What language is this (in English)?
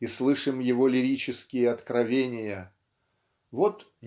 Russian